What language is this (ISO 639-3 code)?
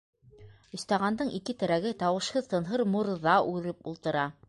bak